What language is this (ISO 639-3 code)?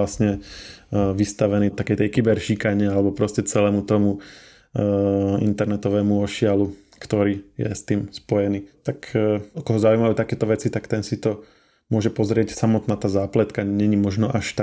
slk